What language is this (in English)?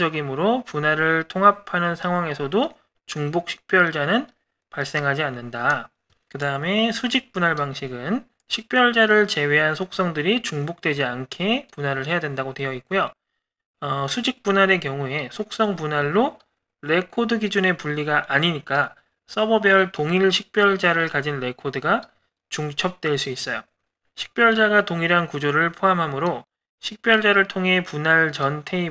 Korean